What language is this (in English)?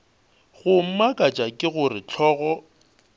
Northern Sotho